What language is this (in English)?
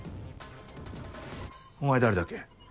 Japanese